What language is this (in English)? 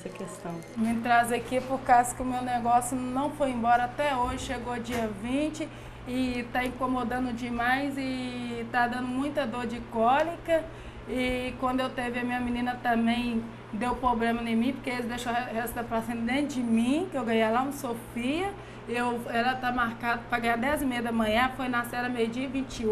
Portuguese